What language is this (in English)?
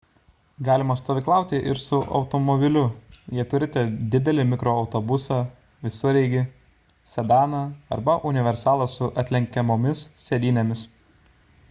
Lithuanian